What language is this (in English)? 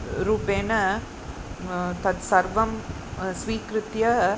Sanskrit